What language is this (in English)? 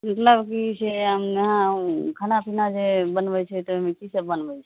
Maithili